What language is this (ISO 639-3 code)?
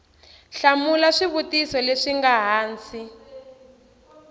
tso